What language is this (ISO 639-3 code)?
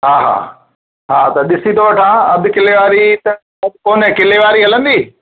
snd